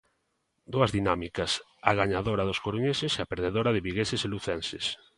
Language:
Galician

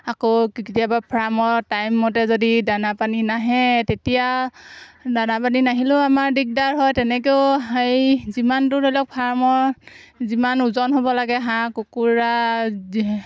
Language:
Assamese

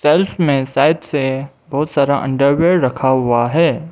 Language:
Hindi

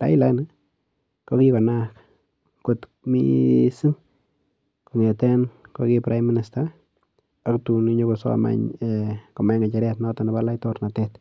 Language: Kalenjin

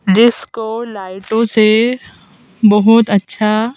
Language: Hindi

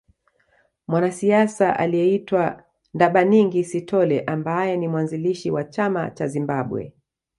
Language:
Swahili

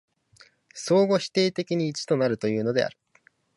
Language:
Japanese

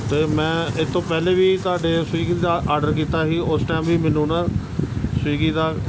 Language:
Punjabi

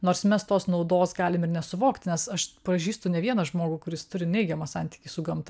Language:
Lithuanian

